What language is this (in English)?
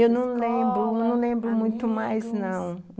Portuguese